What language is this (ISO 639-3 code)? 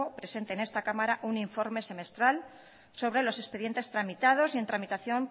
spa